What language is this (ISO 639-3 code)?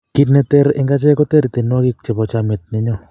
kln